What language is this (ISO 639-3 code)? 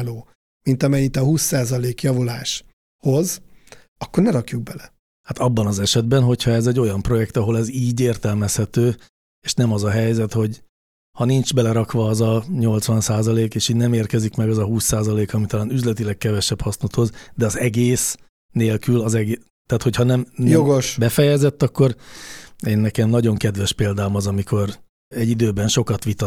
hun